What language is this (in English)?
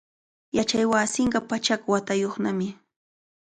Cajatambo North Lima Quechua